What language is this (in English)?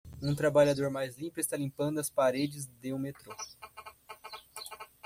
Portuguese